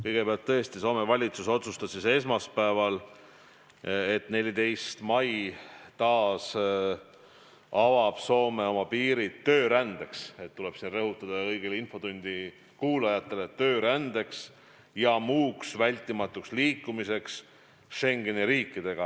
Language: Estonian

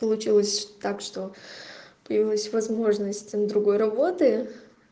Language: Russian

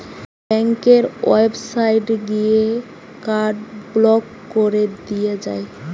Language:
Bangla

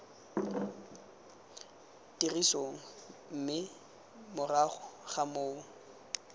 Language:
Tswana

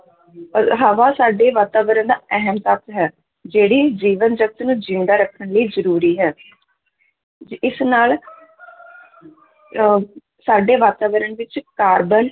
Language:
Punjabi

